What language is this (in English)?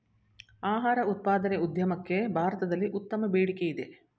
Kannada